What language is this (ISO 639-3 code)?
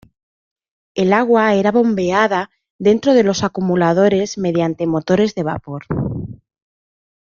spa